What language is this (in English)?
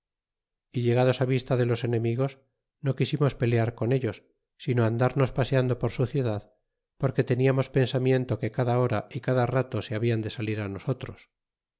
Spanish